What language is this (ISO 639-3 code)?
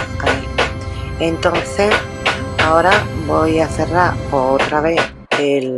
spa